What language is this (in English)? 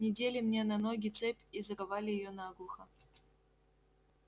Russian